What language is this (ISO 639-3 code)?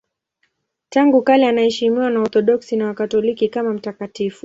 swa